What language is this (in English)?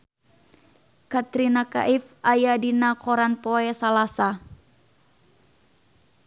Sundanese